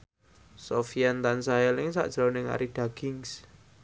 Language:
Javanese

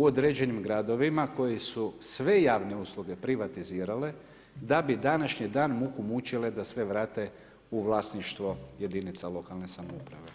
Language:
Croatian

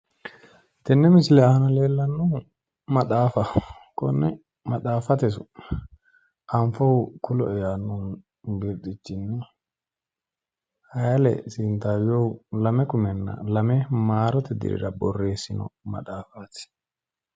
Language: Sidamo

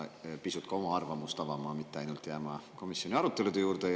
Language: Estonian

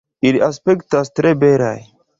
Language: Esperanto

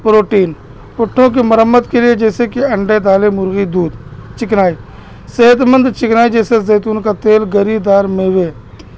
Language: Urdu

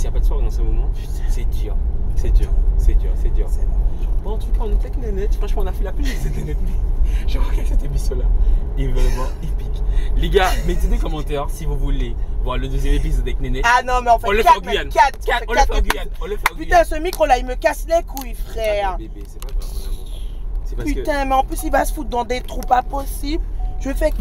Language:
French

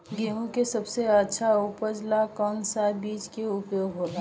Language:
Bhojpuri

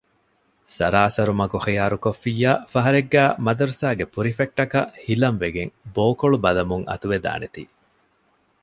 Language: Divehi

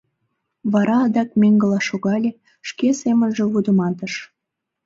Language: Mari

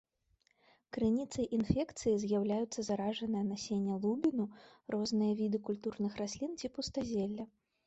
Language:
Belarusian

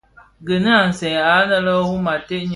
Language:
Bafia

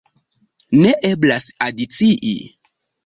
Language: Esperanto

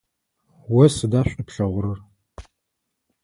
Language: Adyghe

